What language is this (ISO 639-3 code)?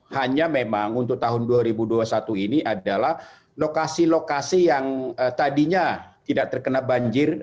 ind